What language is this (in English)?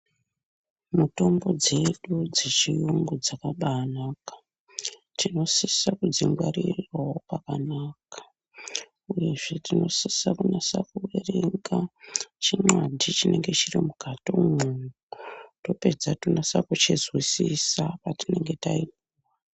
Ndau